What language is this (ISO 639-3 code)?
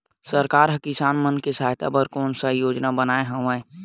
hne